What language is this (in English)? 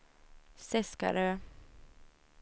Swedish